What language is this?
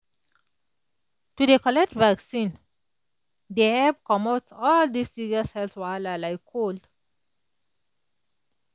Nigerian Pidgin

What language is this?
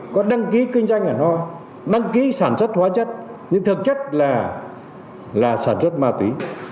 Vietnamese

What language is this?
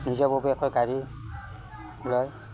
Assamese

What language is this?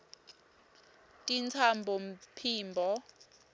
Swati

